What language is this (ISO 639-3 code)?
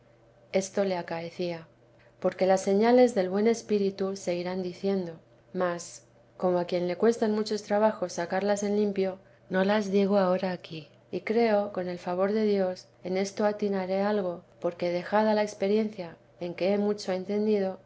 spa